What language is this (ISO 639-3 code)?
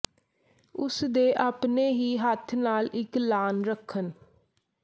pan